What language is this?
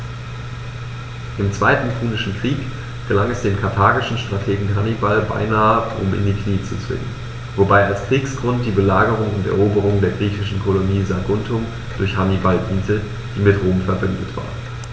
German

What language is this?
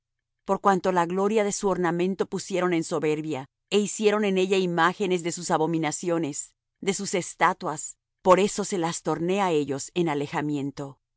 Spanish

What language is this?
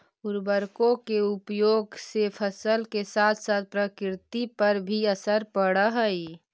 Magahi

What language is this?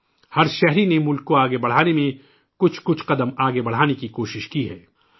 Urdu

